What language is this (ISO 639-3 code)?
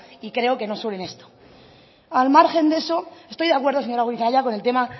spa